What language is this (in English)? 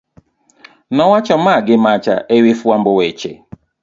Luo (Kenya and Tanzania)